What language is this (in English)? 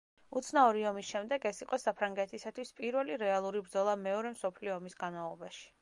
Georgian